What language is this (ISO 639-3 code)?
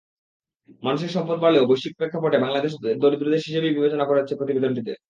ben